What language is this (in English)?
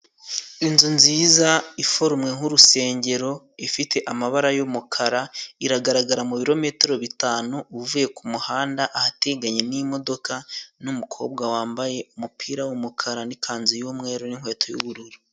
Kinyarwanda